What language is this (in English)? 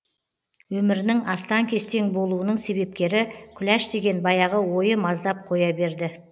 Kazakh